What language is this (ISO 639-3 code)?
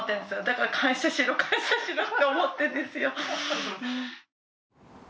jpn